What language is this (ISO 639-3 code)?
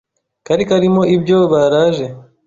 kin